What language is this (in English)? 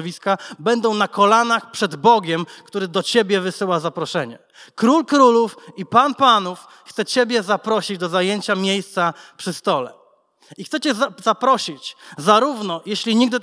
Polish